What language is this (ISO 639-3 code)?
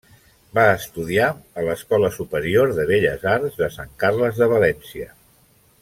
cat